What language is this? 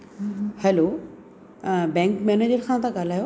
Sindhi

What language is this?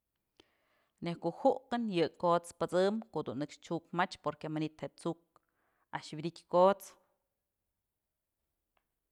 Mazatlán Mixe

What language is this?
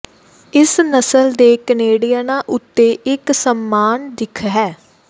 Punjabi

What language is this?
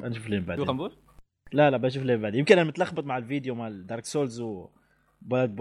Arabic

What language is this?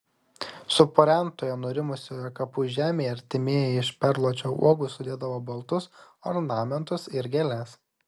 Lithuanian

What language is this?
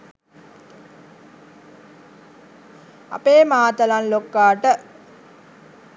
Sinhala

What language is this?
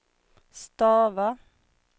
Swedish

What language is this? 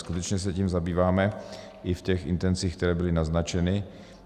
Czech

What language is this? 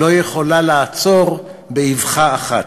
Hebrew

